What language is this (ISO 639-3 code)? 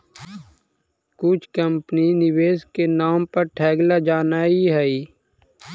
mag